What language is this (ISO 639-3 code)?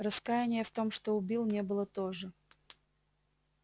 rus